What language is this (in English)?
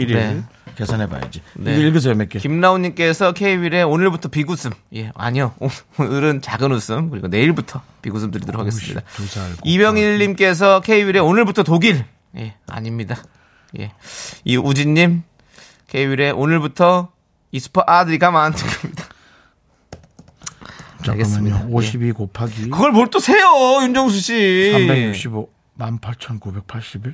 Korean